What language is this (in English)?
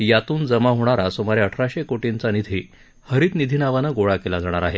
Marathi